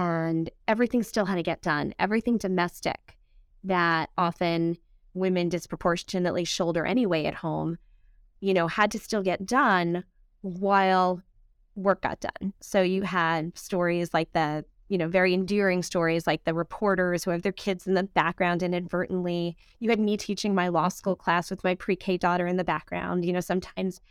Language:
English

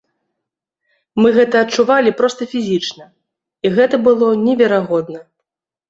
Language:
Belarusian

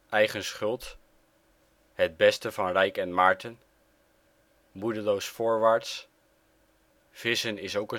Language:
Dutch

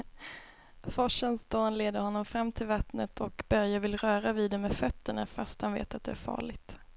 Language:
Swedish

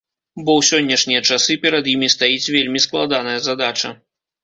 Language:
Belarusian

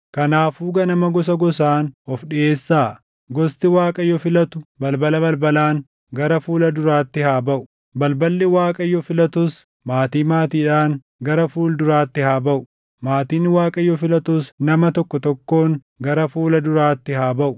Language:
Oromo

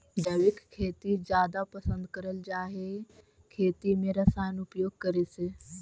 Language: Magahi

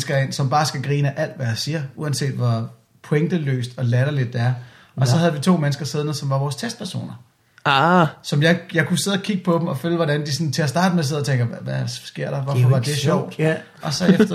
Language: Danish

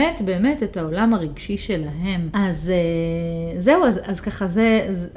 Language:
Hebrew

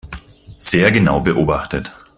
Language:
German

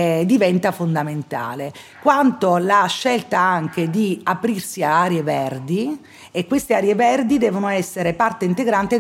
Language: Italian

